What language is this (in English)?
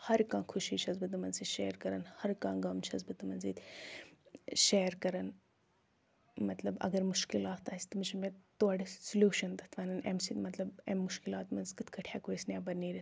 Kashmiri